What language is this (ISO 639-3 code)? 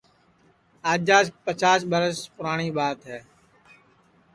ssi